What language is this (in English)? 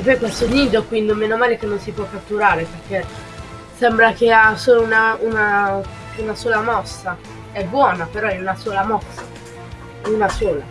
Italian